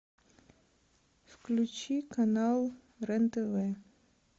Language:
Russian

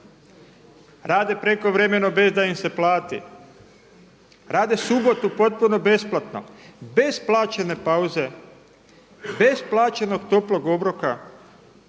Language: Croatian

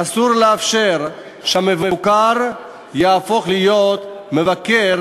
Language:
Hebrew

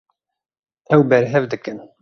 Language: Kurdish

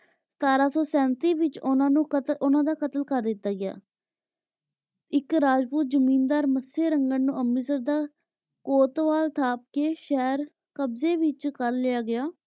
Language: Punjabi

